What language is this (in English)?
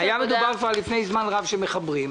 Hebrew